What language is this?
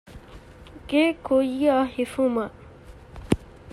Divehi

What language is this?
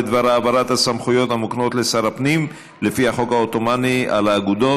Hebrew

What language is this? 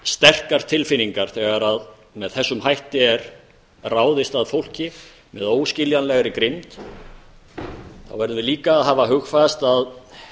Icelandic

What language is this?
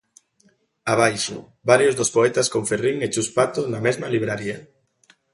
Galician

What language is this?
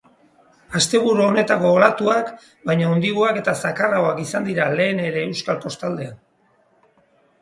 Basque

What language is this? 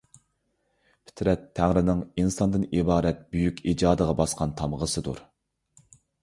Uyghur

